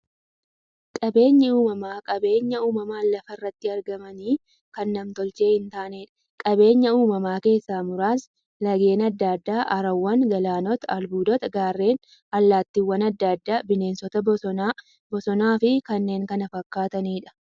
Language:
Oromo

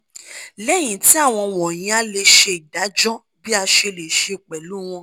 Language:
Yoruba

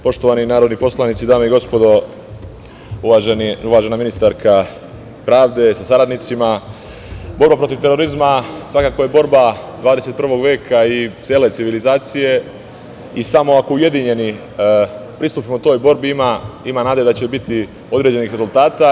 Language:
Serbian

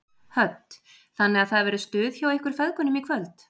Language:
Icelandic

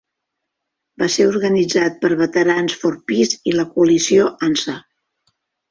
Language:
Catalan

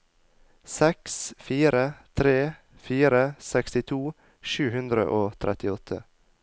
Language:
Norwegian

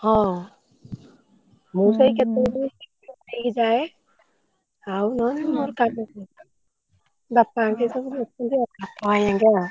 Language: Odia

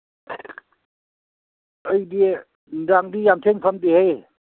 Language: Manipuri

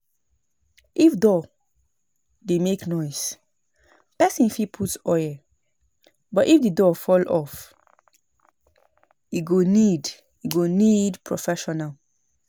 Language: Nigerian Pidgin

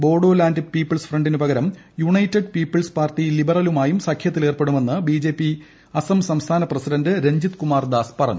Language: Malayalam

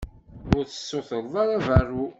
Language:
Kabyle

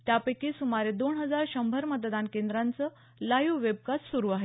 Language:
Marathi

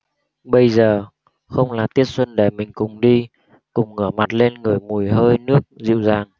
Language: Vietnamese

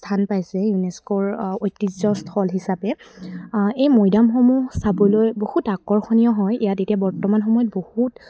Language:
Assamese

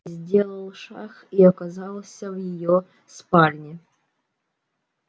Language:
Russian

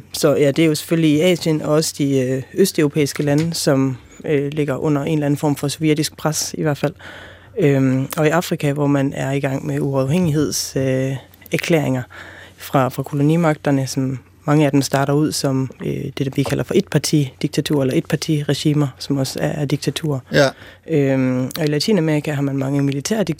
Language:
Danish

